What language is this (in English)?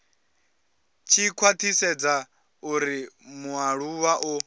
Venda